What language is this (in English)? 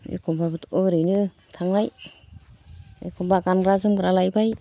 Bodo